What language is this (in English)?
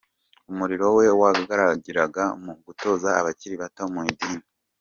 Kinyarwanda